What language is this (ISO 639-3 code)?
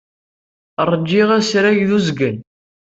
kab